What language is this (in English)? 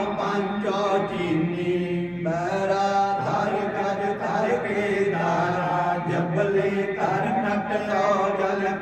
Punjabi